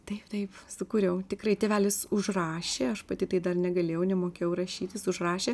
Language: Lithuanian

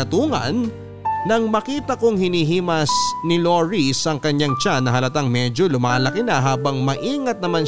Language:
Filipino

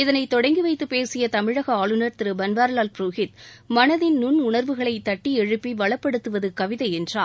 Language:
Tamil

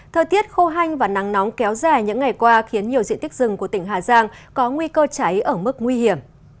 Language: Vietnamese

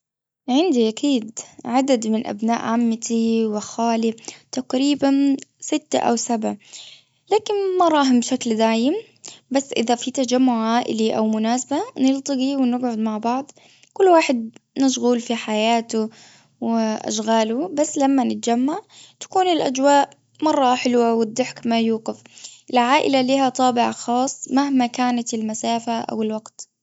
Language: Gulf Arabic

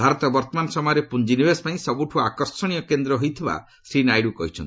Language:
Odia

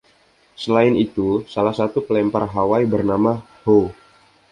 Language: Indonesian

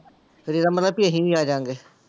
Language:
Punjabi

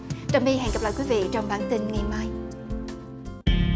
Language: Vietnamese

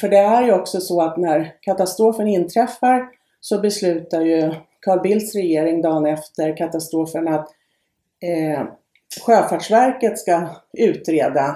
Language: Swedish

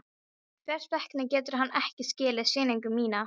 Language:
Icelandic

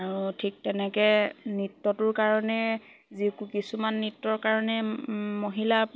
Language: Assamese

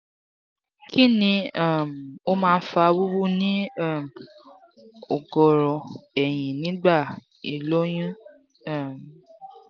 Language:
Yoruba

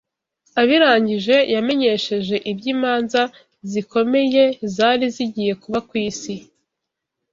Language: Kinyarwanda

